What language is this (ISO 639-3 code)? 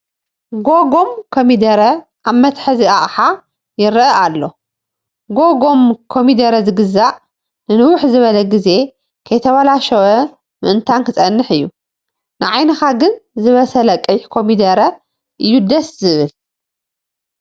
tir